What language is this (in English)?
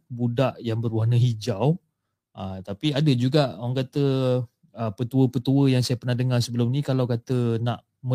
Malay